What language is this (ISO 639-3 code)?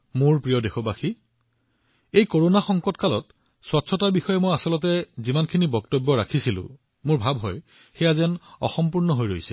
asm